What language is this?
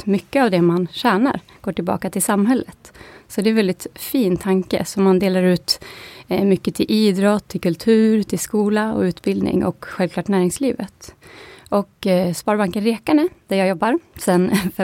Swedish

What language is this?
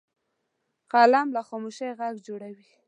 Pashto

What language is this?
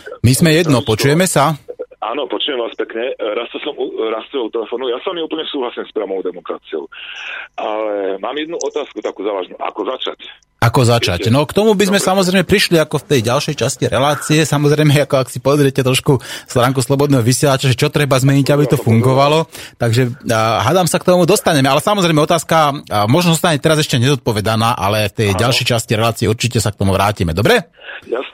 Slovak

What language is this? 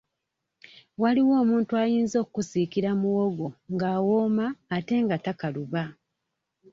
Ganda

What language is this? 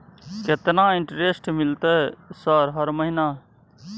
Maithili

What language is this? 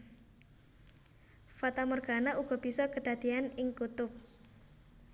Javanese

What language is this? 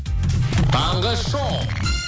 Kazakh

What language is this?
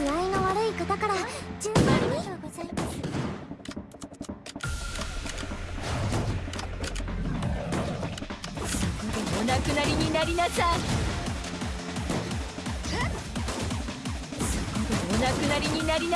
Japanese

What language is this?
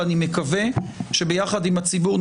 Hebrew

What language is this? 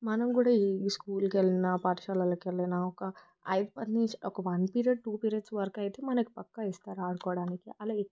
Telugu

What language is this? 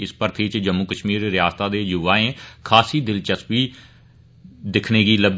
Dogri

